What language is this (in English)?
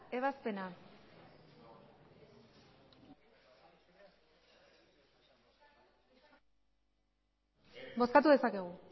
Basque